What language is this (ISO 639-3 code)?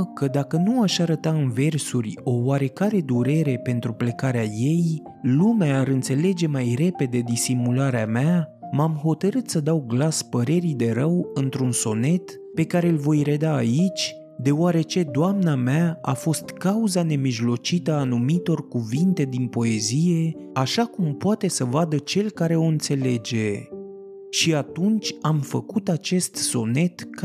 ron